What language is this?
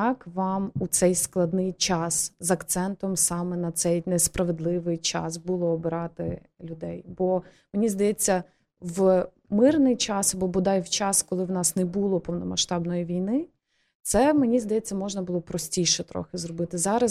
Ukrainian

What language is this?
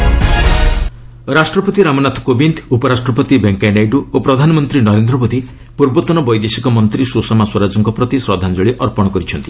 Odia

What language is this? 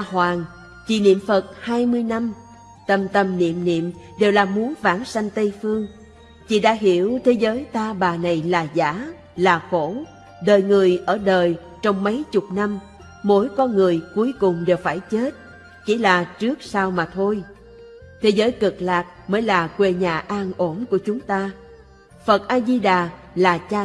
Vietnamese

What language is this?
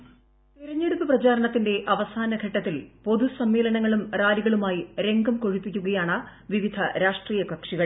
Malayalam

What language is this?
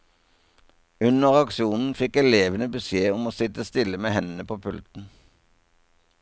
Norwegian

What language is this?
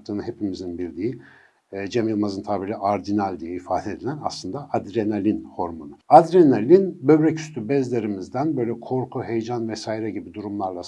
Turkish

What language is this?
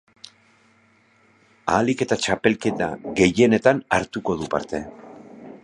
Basque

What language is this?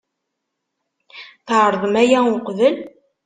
Kabyle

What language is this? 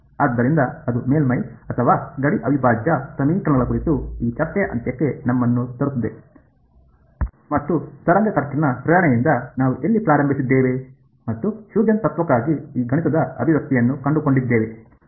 Kannada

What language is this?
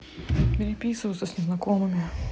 Russian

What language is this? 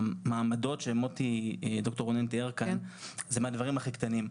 Hebrew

